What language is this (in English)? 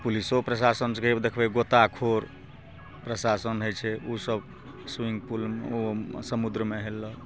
Maithili